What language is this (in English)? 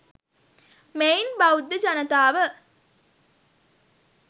Sinhala